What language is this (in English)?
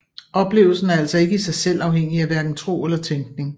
Danish